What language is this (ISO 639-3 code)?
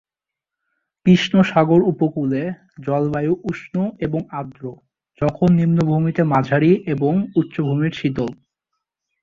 ben